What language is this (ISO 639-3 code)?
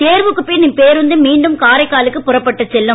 tam